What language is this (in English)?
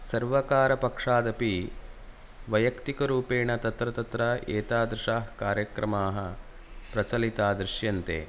Sanskrit